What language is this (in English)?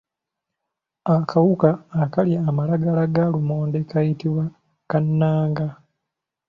Ganda